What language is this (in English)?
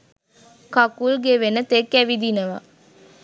Sinhala